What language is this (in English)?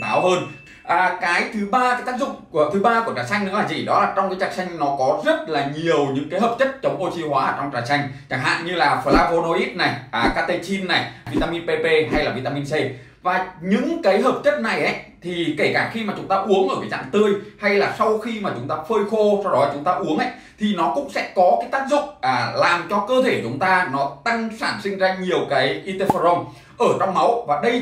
Vietnamese